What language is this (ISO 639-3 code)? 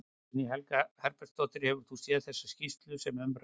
isl